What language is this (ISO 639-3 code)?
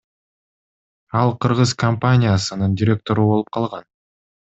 kir